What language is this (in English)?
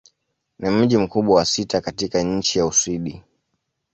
Swahili